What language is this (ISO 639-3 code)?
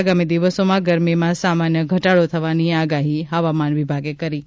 guj